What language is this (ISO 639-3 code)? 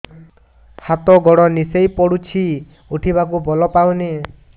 ori